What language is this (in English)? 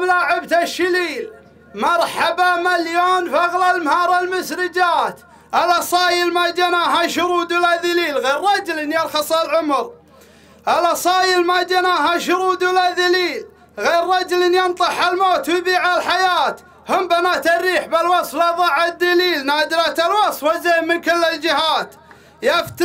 Arabic